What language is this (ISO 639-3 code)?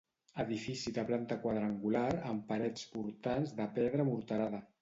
cat